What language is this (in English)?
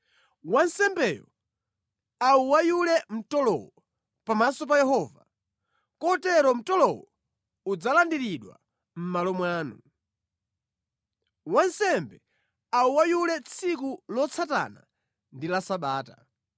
Nyanja